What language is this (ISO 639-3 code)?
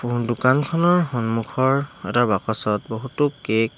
asm